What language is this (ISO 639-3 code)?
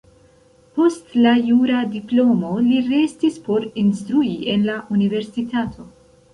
epo